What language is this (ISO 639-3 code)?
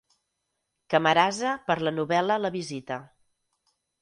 cat